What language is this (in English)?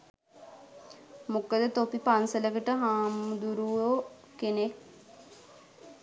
Sinhala